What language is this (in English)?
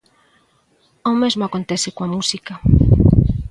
Galician